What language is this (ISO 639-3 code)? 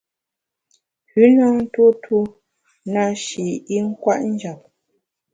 bax